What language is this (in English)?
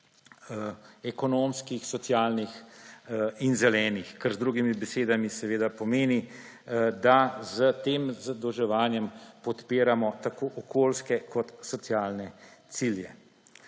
Slovenian